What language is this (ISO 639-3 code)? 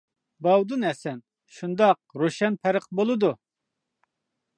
uig